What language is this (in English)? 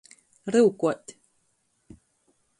Latgalian